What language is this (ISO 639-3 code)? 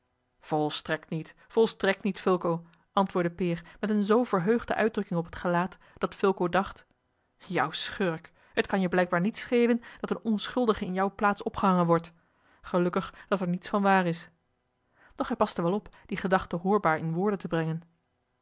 nld